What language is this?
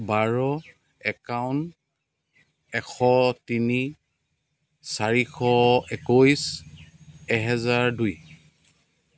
Assamese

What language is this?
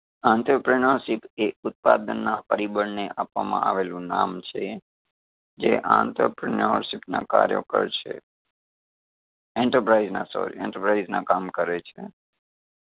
Gujarati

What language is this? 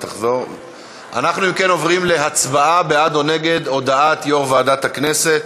Hebrew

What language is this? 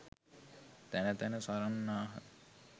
Sinhala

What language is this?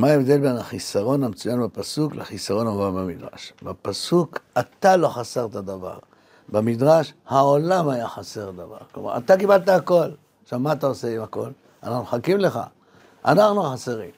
Hebrew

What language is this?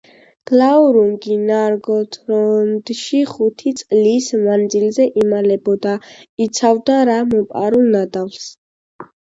Georgian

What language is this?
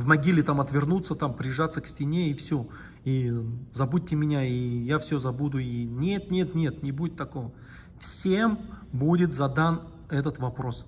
Russian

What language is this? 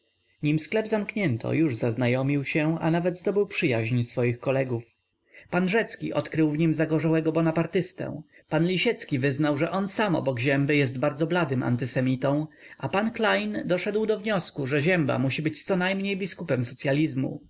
Polish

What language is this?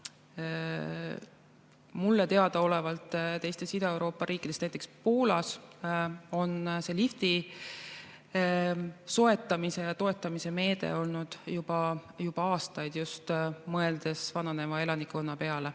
Estonian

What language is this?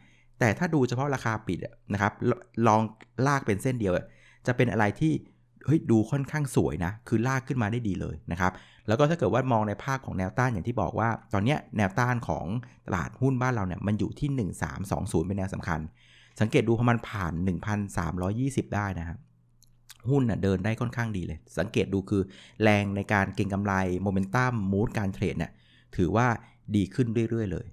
Thai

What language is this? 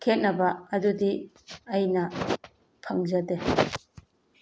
Manipuri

